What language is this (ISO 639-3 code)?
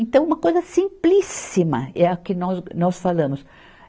por